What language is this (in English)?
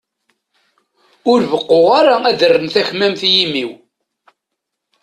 Kabyle